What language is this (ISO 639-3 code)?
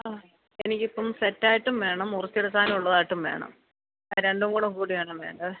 mal